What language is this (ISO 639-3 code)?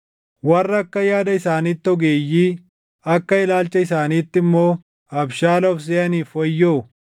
orm